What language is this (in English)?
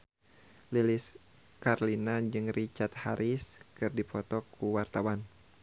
Sundanese